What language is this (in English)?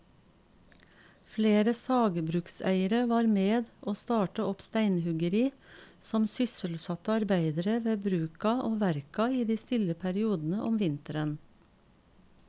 Norwegian